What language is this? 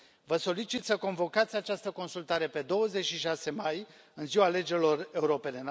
Romanian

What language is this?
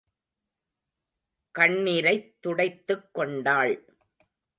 Tamil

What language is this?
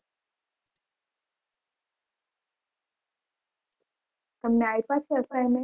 Gujarati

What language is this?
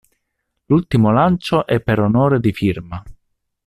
Italian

